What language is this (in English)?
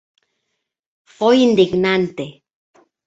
Galician